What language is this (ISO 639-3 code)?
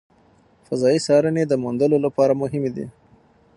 pus